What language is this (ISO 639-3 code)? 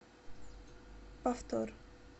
rus